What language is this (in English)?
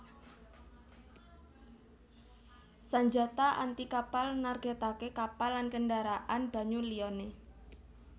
Javanese